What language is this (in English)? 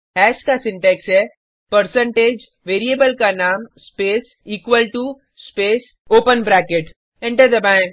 Hindi